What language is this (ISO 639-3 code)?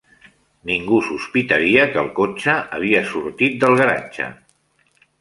cat